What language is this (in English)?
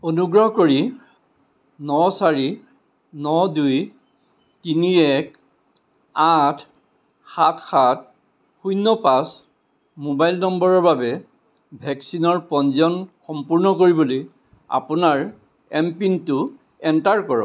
Assamese